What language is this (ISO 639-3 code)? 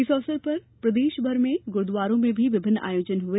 hin